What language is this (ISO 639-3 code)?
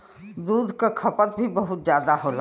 bho